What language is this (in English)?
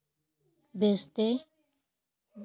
Santali